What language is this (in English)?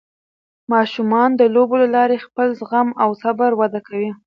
Pashto